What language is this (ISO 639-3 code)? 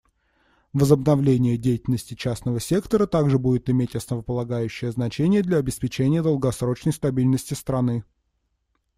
rus